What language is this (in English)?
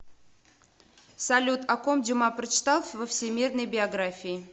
Russian